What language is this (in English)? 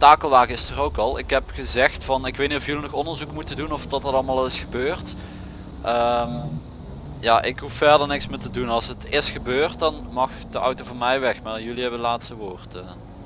Dutch